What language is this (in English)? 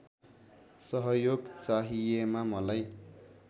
Nepali